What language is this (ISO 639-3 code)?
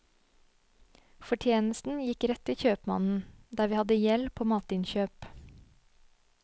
nor